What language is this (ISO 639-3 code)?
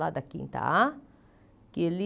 por